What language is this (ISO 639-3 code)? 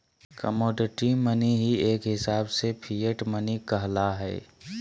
mag